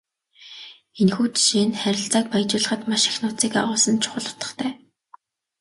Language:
Mongolian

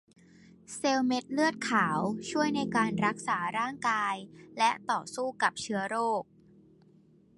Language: Thai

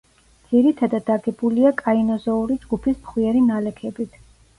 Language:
Georgian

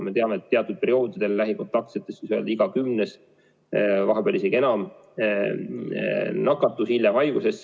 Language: Estonian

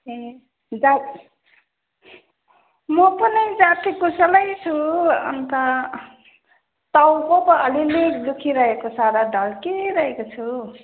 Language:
Nepali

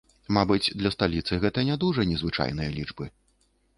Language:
Belarusian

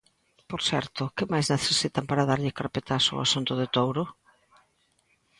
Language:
Galician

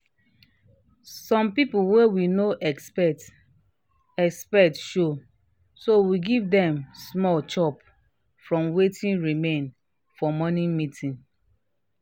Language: Nigerian Pidgin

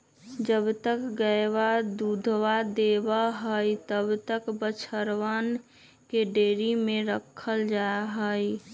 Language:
Magahi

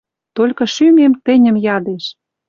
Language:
Western Mari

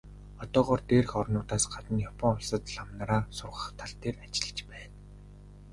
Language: Mongolian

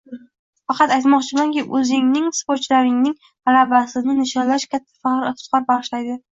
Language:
Uzbek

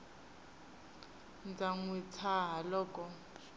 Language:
Tsonga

